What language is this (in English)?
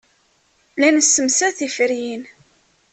Kabyle